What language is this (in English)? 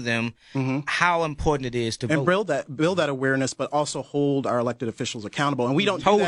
English